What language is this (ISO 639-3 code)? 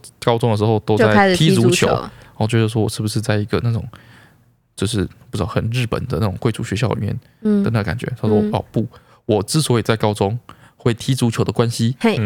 zho